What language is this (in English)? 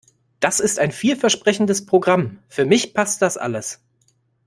German